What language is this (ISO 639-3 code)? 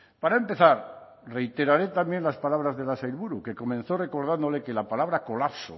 spa